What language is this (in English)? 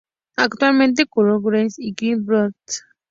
Spanish